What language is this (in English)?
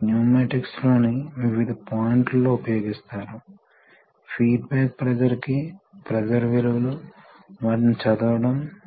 Telugu